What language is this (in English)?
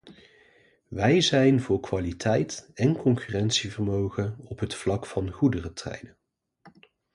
Dutch